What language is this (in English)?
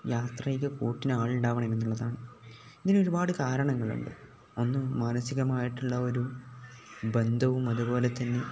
Malayalam